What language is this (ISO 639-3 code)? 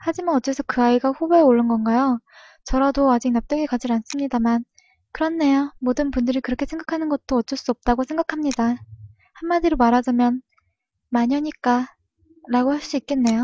kor